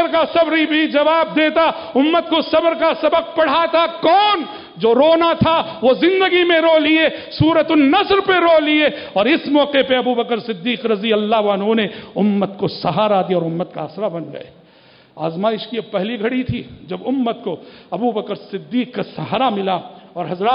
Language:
Arabic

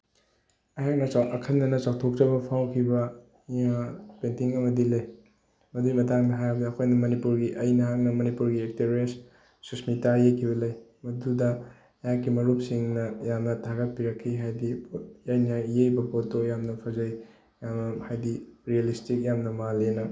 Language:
Manipuri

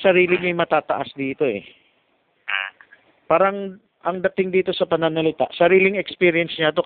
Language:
Filipino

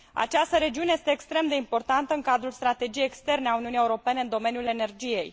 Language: Romanian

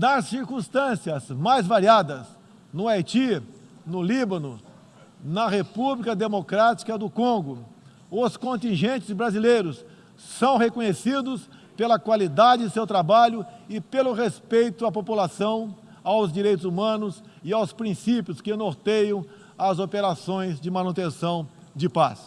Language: Portuguese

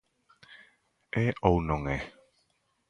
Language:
Galician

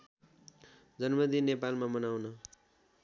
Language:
Nepali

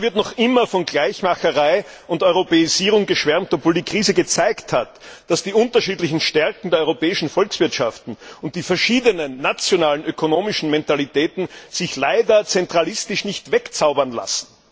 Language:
German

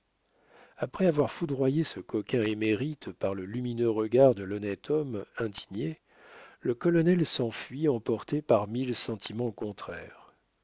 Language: French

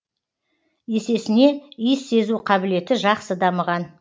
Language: Kazakh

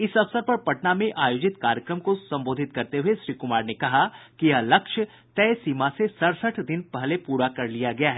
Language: Hindi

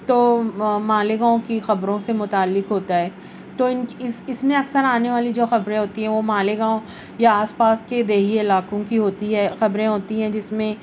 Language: Urdu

